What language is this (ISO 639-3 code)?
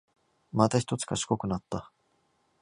jpn